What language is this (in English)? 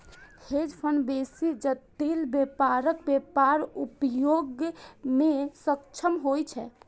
Maithili